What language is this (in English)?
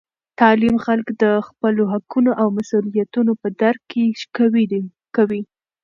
Pashto